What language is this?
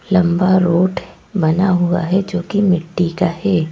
Hindi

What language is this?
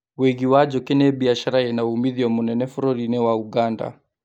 Kikuyu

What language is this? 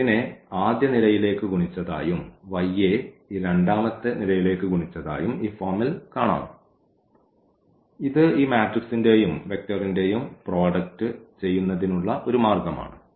Malayalam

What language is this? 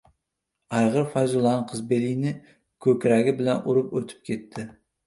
Uzbek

